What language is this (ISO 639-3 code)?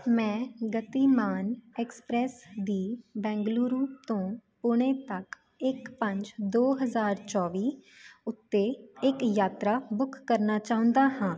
pan